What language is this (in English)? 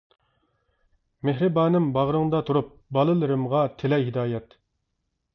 Uyghur